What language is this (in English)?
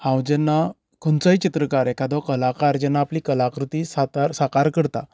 Konkani